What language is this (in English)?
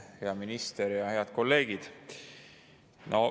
Estonian